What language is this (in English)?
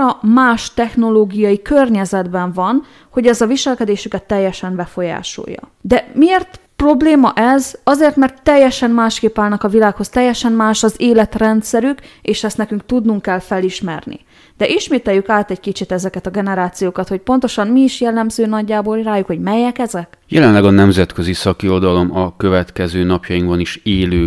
Hungarian